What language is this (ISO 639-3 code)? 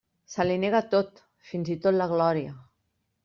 cat